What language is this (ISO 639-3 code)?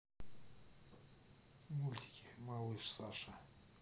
rus